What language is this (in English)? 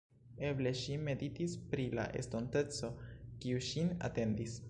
Esperanto